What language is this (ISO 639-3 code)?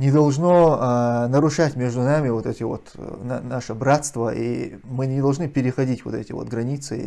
rus